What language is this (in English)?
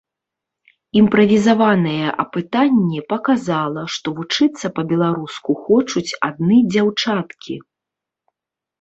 Belarusian